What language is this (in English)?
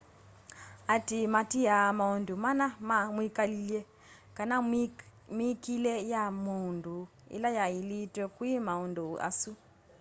Kamba